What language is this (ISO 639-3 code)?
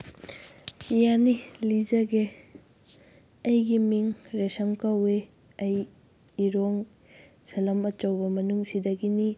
mni